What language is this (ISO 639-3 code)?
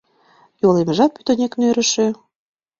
chm